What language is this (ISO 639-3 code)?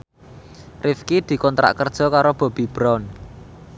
jav